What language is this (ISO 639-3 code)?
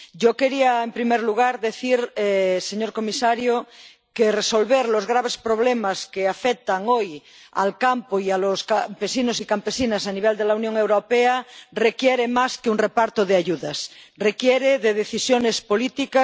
spa